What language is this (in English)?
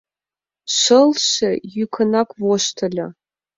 Mari